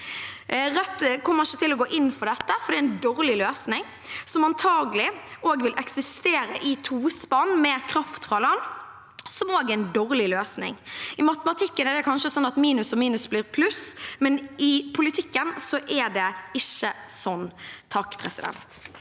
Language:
Norwegian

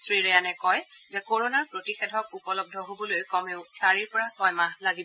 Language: Assamese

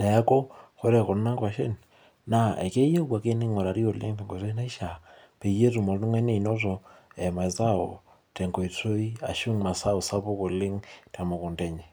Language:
Masai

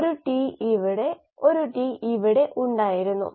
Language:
Malayalam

